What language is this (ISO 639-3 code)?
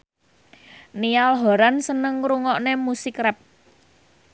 jav